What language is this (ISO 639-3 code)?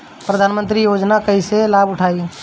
bho